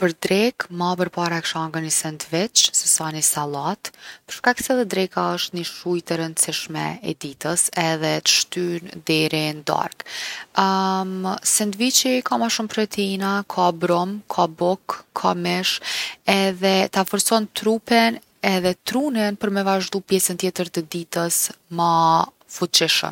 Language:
Gheg Albanian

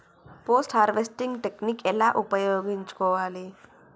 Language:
Telugu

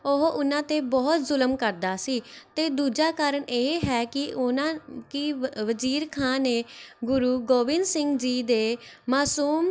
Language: Punjabi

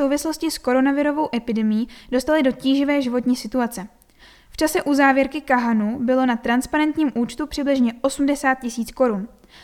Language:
Czech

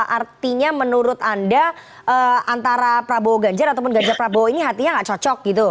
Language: Indonesian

